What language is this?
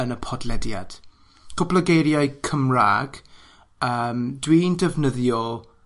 Welsh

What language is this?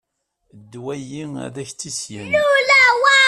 Kabyle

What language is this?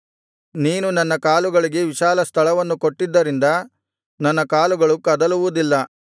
Kannada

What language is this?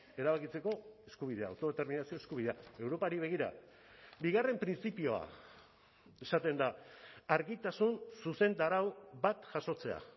Basque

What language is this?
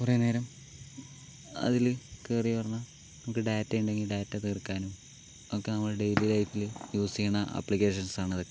Malayalam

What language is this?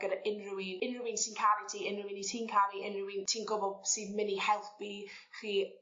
Welsh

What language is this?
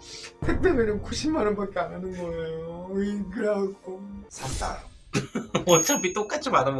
Korean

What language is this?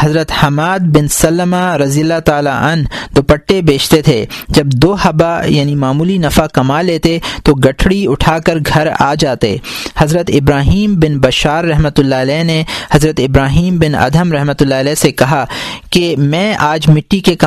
Urdu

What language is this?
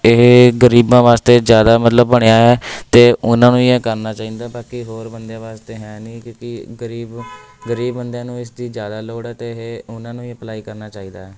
Punjabi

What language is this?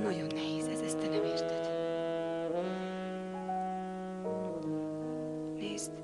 Hungarian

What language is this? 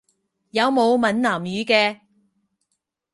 Cantonese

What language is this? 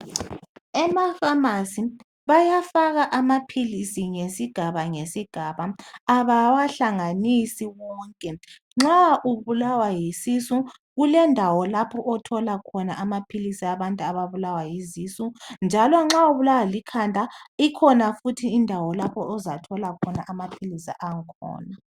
North Ndebele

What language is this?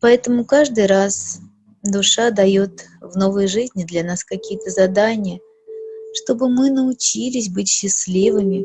Russian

